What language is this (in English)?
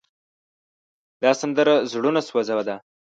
Pashto